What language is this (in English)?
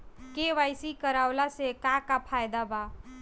Bhojpuri